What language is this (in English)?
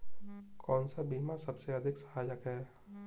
Hindi